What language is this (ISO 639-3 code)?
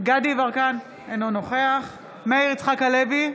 heb